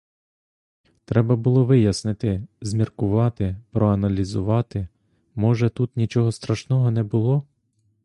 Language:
Ukrainian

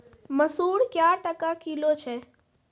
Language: Maithili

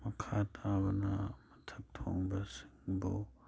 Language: Manipuri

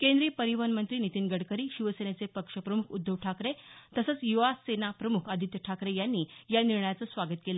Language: Marathi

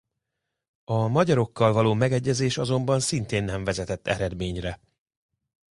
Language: Hungarian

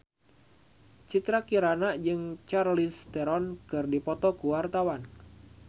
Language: Sundanese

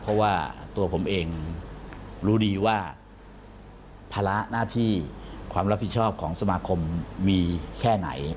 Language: Thai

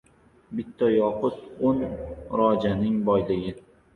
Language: Uzbek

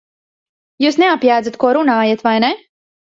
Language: Latvian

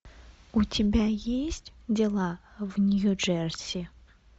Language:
Russian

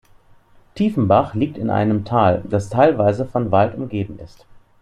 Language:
German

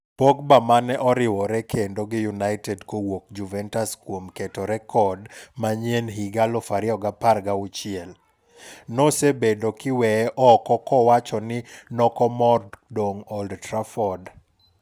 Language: Luo (Kenya and Tanzania)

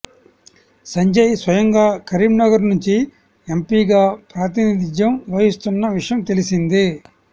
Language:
Telugu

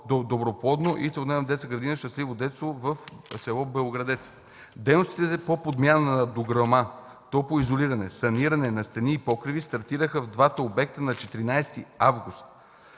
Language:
Bulgarian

